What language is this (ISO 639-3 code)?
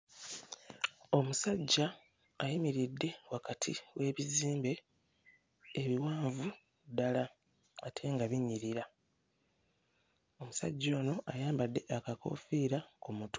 lug